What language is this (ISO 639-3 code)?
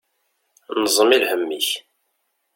kab